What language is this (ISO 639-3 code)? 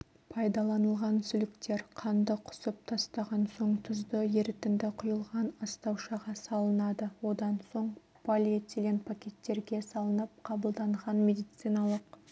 kaz